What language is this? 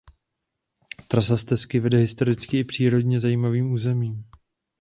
Czech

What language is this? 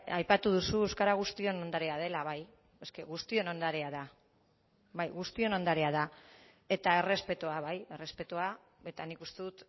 Basque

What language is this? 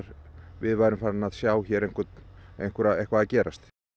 Icelandic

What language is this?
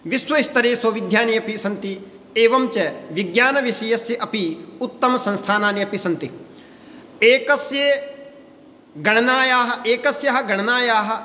Sanskrit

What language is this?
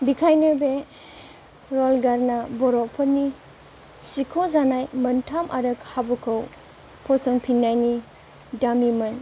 Bodo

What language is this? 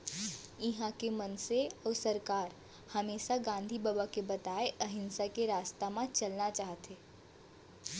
Chhattisgarhi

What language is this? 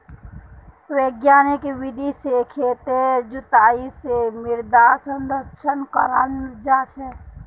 Magahi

